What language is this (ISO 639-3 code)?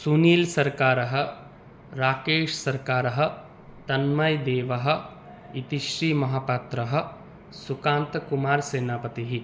san